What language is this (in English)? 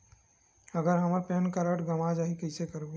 Chhattisgarhi